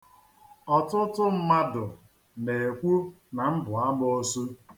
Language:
Igbo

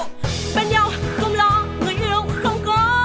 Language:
Vietnamese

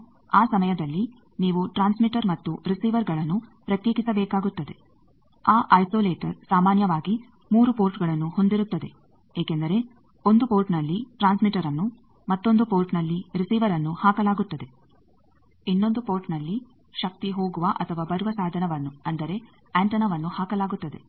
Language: Kannada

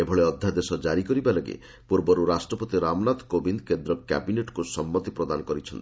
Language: Odia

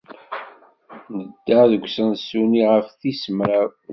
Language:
Kabyle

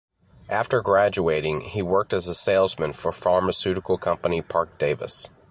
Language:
English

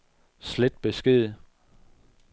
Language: Danish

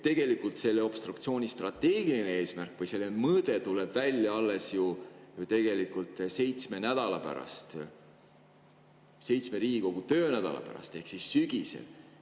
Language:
Estonian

